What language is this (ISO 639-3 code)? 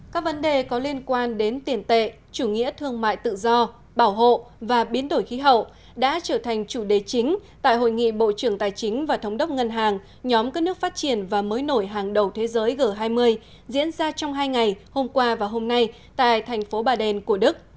vie